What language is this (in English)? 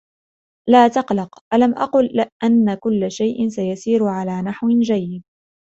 Arabic